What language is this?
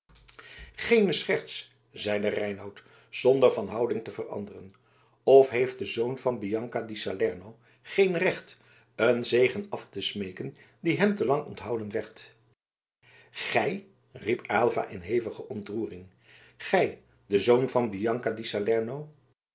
Dutch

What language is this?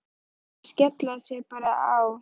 Icelandic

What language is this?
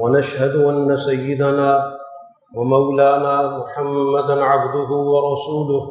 Urdu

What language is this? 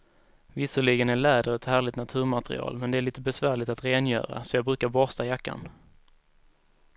Swedish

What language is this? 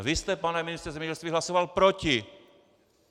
Czech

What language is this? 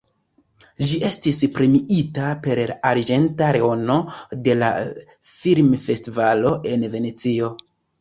Esperanto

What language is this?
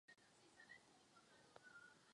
Czech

